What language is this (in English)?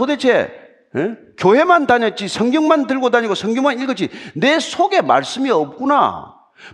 Korean